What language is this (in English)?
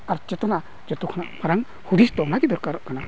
Santali